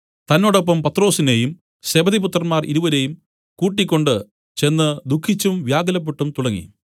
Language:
Malayalam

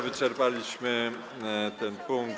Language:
Polish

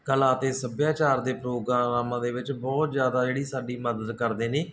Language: Punjabi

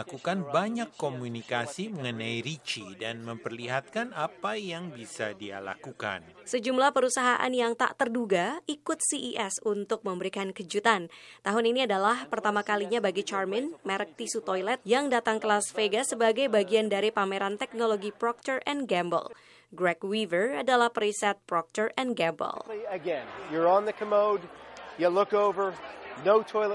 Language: Indonesian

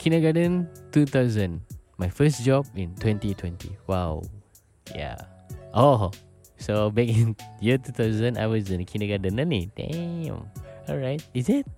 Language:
Malay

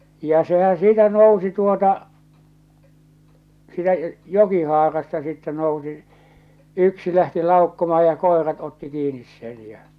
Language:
Finnish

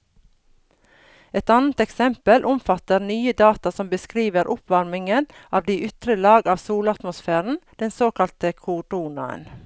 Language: Norwegian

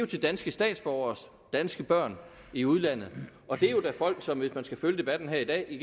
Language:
Danish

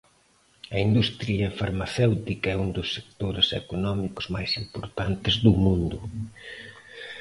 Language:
Galician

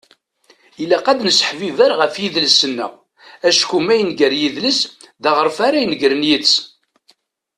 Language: Kabyle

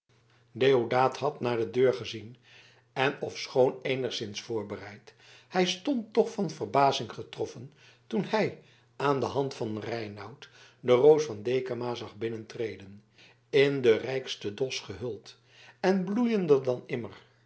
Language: Dutch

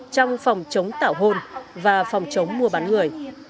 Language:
Vietnamese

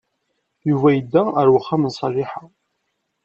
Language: Kabyle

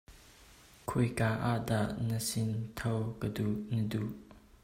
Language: Hakha Chin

